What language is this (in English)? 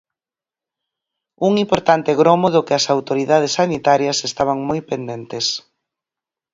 Galician